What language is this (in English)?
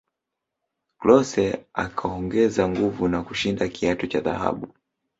Swahili